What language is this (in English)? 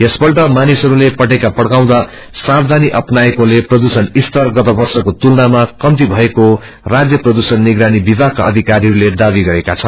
Nepali